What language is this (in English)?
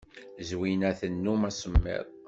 Kabyle